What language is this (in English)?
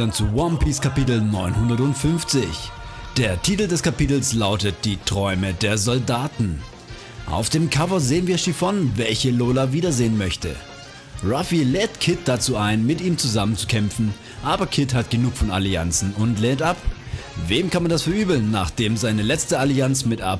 German